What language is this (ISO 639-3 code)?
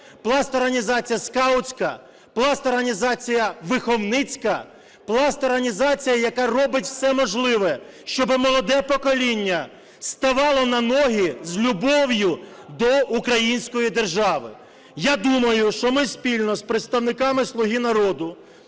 ukr